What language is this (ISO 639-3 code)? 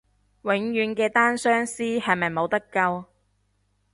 yue